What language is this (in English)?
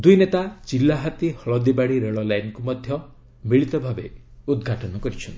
Odia